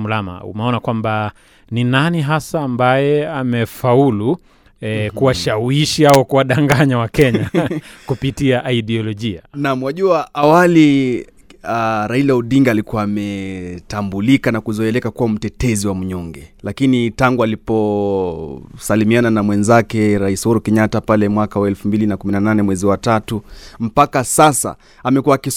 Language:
Swahili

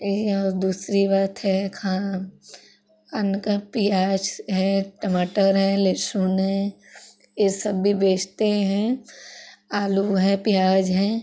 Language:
Hindi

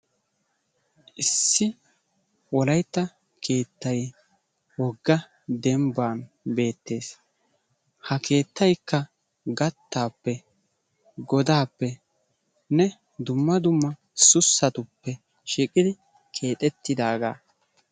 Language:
Wolaytta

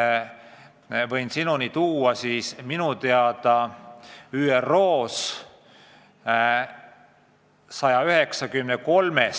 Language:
Estonian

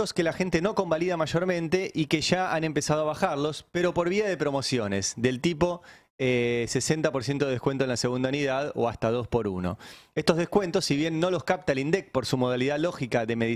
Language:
Spanish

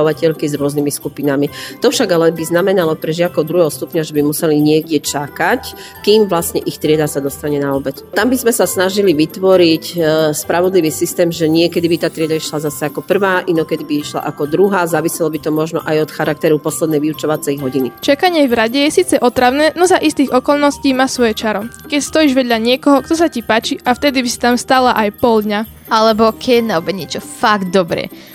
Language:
Slovak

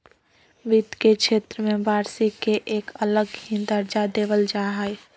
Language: Magahi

